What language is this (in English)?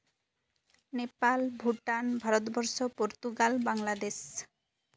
Santali